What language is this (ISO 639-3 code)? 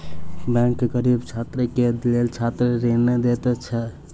mai